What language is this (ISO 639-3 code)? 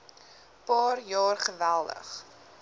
afr